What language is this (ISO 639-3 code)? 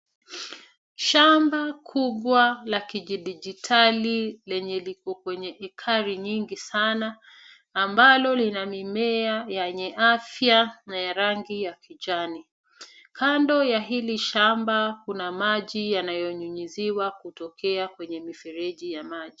swa